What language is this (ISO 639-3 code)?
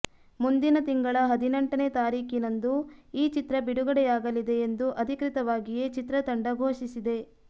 kan